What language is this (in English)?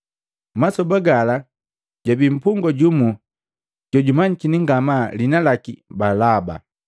Matengo